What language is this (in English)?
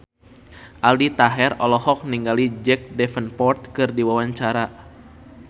Sundanese